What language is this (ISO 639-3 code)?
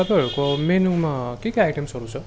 nep